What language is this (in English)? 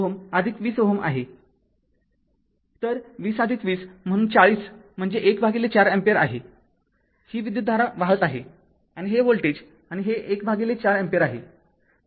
Marathi